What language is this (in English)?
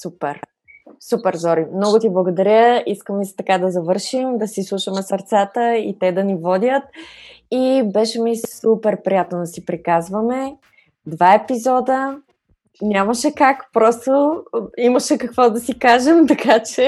Bulgarian